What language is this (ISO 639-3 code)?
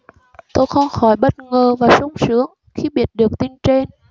vie